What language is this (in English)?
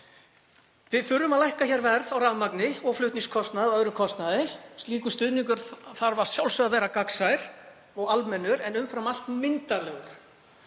Icelandic